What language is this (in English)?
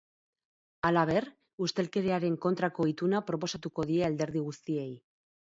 Basque